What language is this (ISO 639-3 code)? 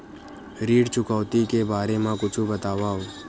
hne